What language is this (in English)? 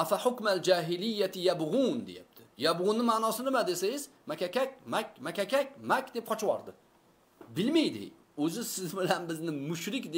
Turkish